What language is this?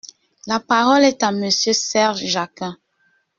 French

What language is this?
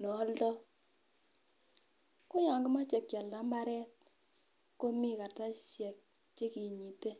Kalenjin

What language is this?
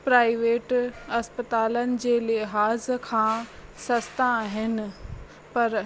Sindhi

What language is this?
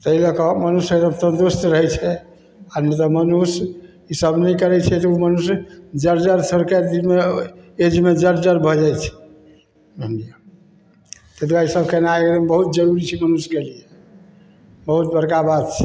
Maithili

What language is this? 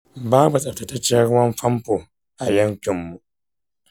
Hausa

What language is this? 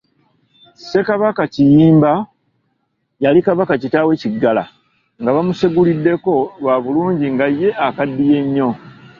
Ganda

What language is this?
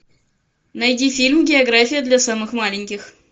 Russian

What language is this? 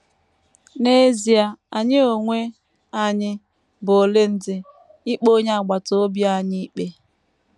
Igbo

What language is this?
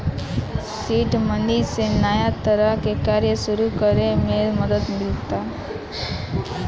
Bhojpuri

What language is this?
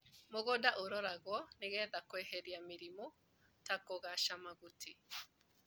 Kikuyu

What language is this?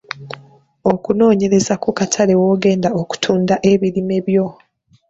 Ganda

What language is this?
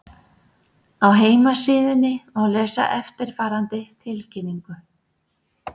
Icelandic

